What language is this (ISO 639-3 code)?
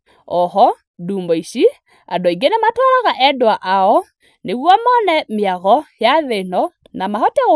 kik